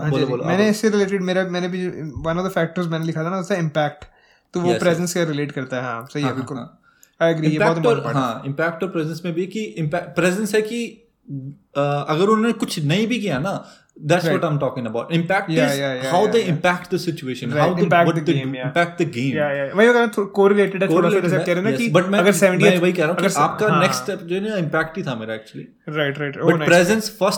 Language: Hindi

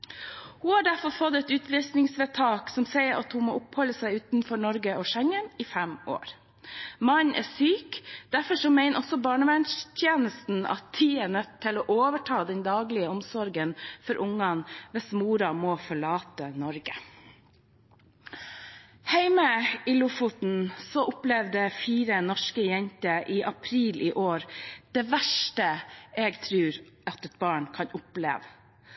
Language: Norwegian Bokmål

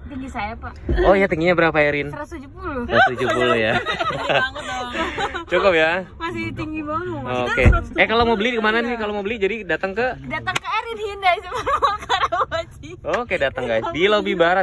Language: Indonesian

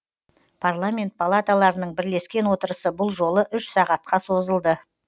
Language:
Kazakh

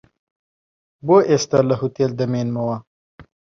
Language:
Central Kurdish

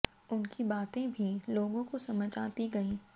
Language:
Hindi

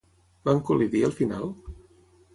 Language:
Catalan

